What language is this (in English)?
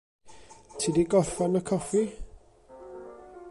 Welsh